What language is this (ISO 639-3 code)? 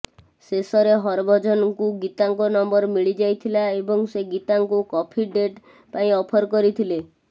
ori